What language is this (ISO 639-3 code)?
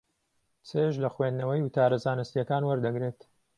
ckb